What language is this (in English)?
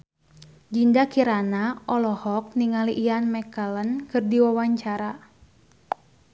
Sundanese